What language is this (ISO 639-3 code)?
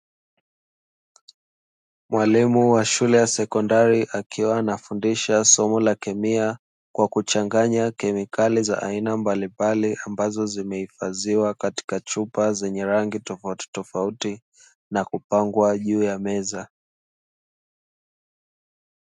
swa